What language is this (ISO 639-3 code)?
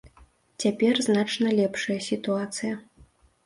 bel